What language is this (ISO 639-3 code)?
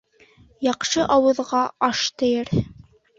bak